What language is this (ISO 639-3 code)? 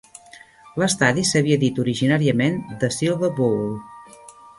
cat